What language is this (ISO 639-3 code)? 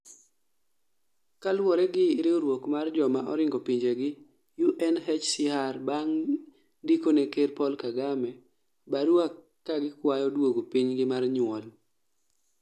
luo